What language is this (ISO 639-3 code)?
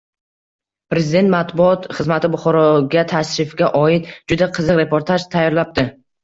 uzb